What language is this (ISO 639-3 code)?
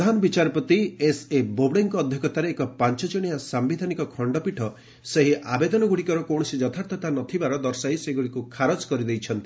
ori